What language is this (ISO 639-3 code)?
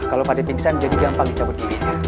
ind